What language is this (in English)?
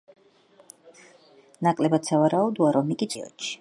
Georgian